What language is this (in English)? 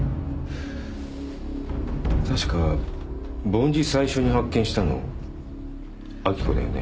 Japanese